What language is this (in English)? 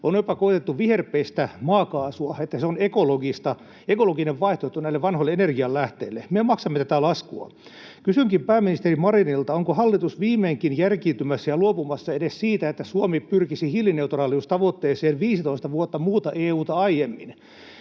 Finnish